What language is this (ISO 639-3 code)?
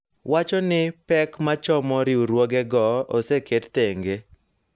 luo